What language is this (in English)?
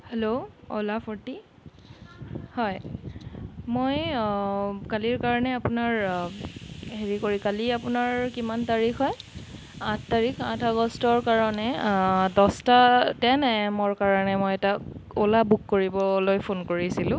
Assamese